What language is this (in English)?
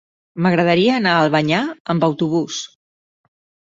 Catalan